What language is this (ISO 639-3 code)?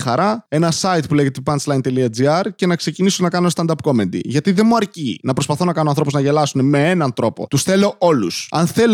ell